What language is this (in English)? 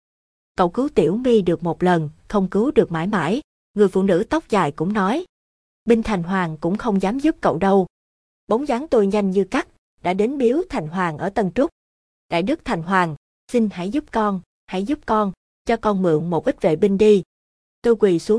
Vietnamese